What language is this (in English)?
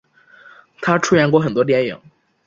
Chinese